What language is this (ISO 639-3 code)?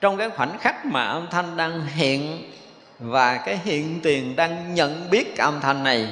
vie